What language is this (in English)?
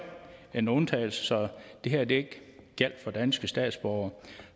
Danish